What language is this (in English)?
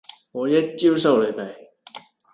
Cantonese